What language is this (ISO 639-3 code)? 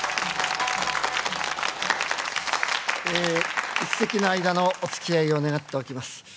jpn